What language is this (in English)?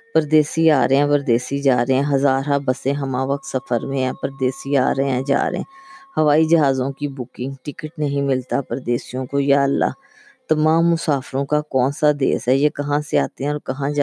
Urdu